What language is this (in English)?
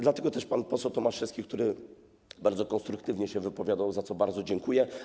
Polish